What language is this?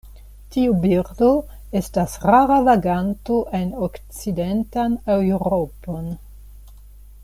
Esperanto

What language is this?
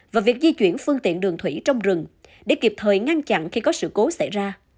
Vietnamese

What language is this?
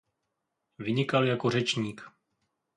Czech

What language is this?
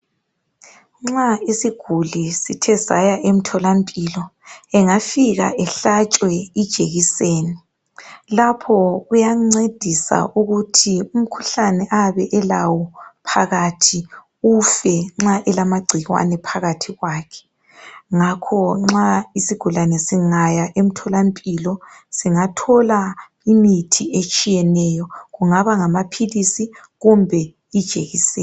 North Ndebele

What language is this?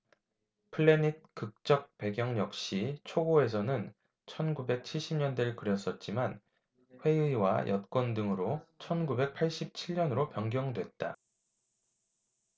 Korean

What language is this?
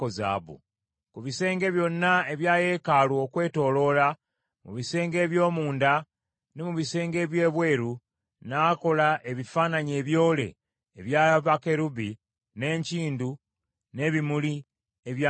Ganda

